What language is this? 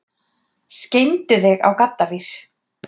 Icelandic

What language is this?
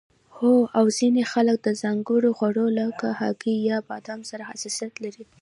Pashto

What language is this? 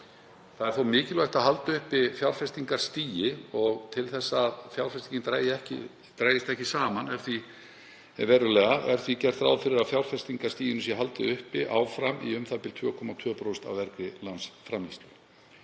Icelandic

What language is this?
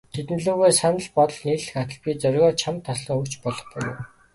Mongolian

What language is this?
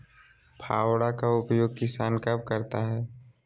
Magahi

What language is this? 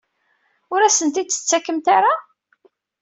Kabyle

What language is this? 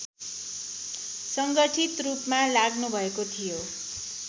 Nepali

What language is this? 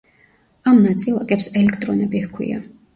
Georgian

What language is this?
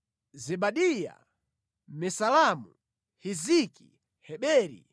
Nyanja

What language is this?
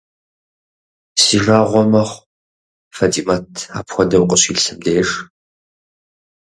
Kabardian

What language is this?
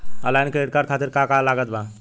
Bhojpuri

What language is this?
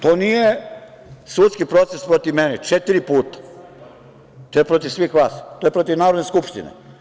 Serbian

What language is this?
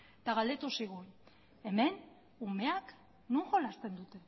Basque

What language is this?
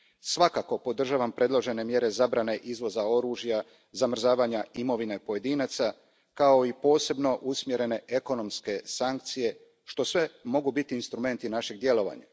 Croatian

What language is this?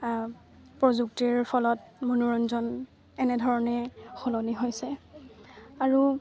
Assamese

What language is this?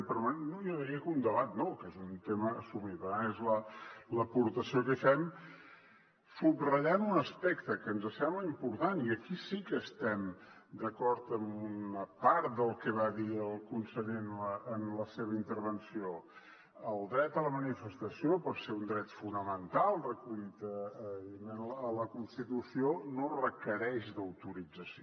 Catalan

